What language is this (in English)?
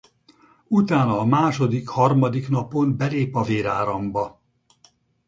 Hungarian